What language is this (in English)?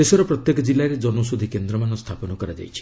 Odia